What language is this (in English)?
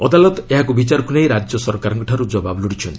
Odia